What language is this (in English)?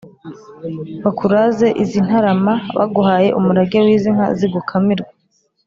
Kinyarwanda